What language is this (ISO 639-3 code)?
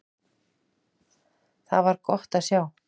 isl